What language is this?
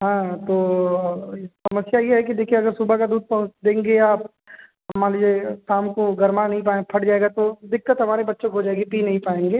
Hindi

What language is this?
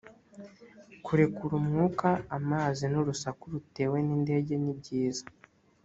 Kinyarwanda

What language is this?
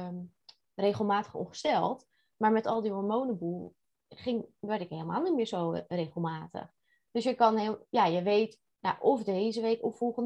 Dutch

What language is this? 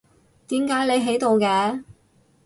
Cantonese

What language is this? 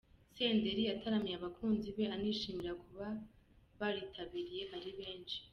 Kinyarwanda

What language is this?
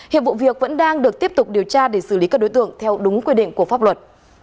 Vietnamese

